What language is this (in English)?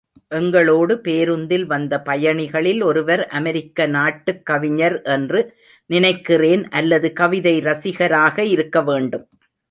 Tamil